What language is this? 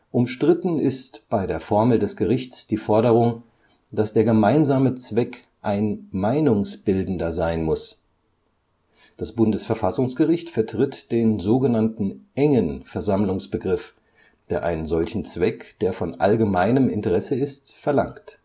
German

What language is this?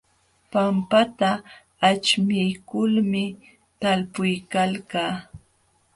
Jauja Wanca Quechua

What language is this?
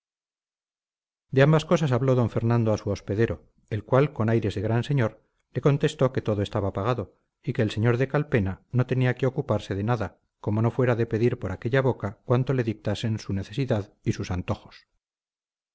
Spanish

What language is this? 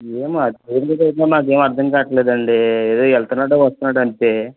Telugu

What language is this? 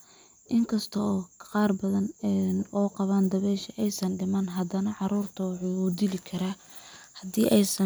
Somali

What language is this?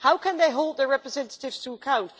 English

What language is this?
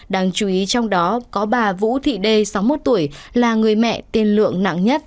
Vietnamese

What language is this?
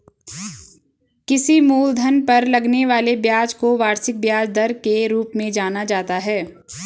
Hindi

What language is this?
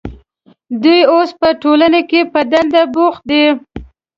Pashto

